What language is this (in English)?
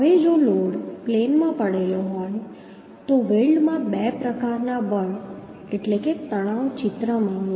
Gujarati